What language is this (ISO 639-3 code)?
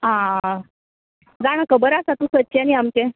kok